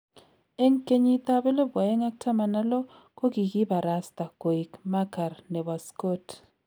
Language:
Kalenjin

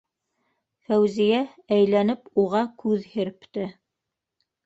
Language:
Bashkir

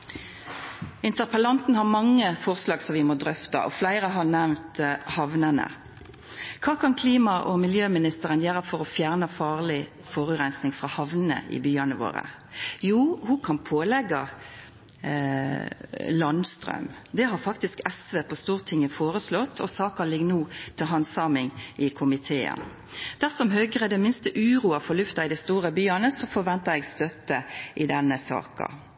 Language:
Norwegian Nynorsk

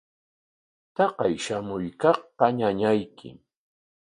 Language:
Corongo Ancash Quechua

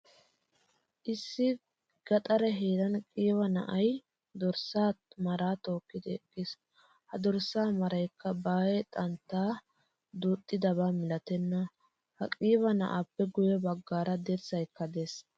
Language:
Wolaytta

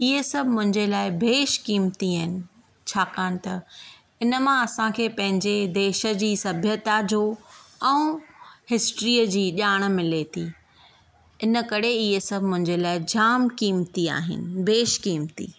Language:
Sindhi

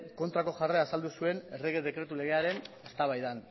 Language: Basque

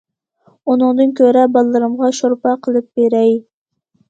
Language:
Uyghur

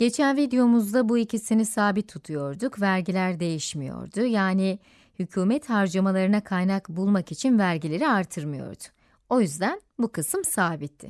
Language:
Turkish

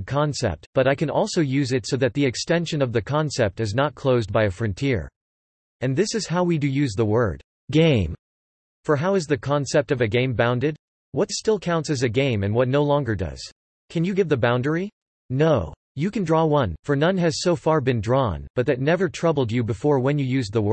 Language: English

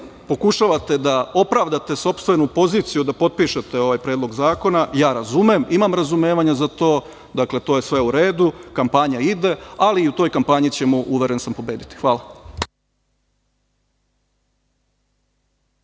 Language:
Serbian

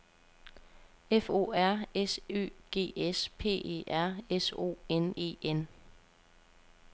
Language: Danish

